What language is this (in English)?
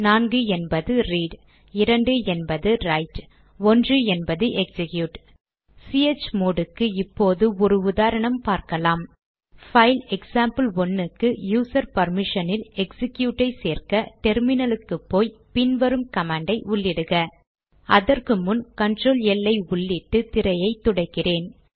Tamil